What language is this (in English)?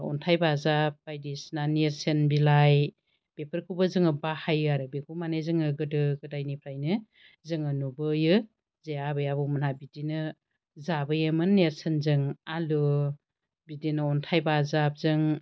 Bodo